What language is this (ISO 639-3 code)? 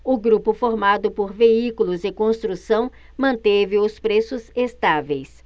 por